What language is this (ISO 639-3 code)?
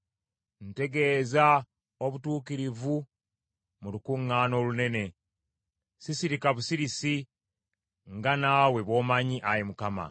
lug